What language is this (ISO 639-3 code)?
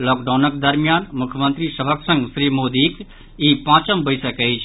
mai